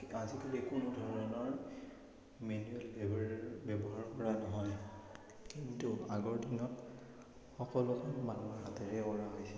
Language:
Assamese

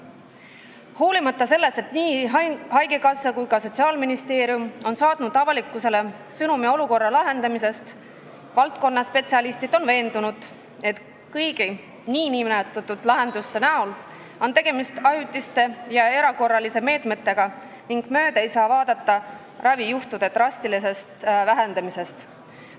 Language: Estonian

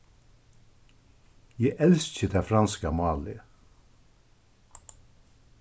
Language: Faroese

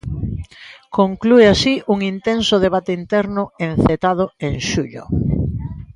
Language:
Galician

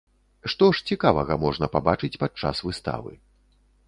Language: Belarusian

